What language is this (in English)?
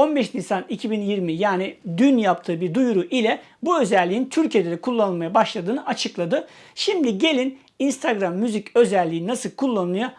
Turkish